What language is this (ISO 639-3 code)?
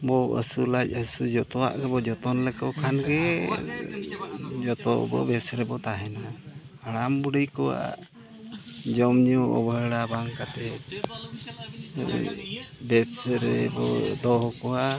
sat